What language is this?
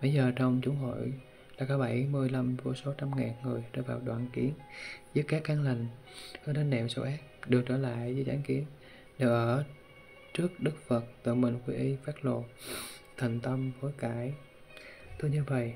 Vietnamese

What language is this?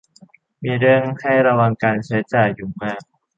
Thai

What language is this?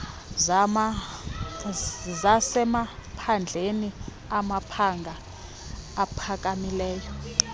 Xhosa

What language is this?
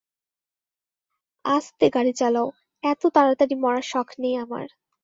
Bangla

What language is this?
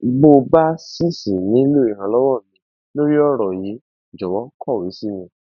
Yoruba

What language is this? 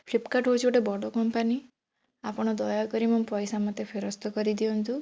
Odia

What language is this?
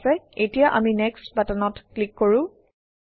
Assamese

